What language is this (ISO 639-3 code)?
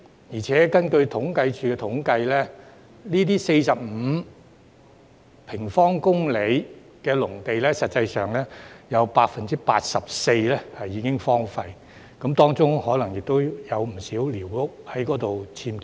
yue